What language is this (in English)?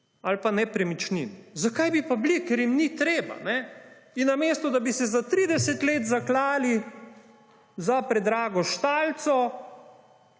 Slovenian